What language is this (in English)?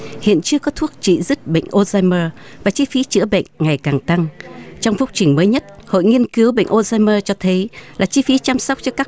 Vietnamese